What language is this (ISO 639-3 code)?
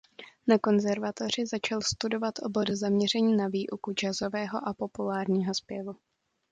ces